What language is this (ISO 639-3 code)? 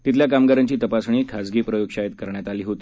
mar